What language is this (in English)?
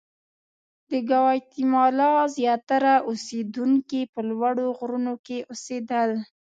Pashto